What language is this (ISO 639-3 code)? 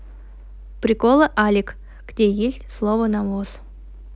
rus